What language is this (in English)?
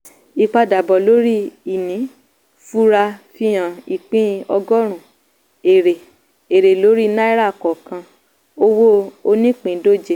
Yoruba